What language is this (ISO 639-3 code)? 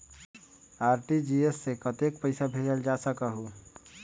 mag